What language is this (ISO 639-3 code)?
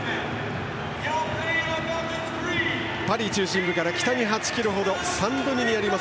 jpn